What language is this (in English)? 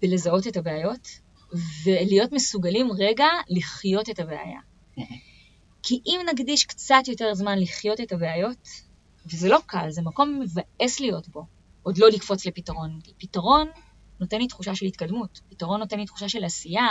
Hebrew